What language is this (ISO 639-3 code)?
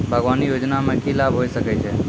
mai